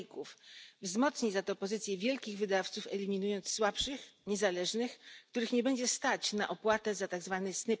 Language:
Polish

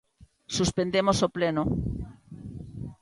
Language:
Galician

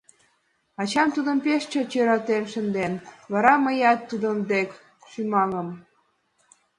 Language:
Mari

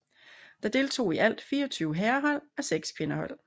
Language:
Danish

